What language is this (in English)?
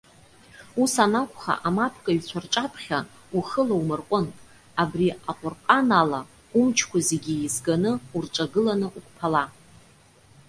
Abkhazian